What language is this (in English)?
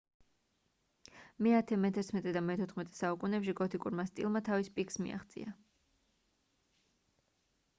Georgian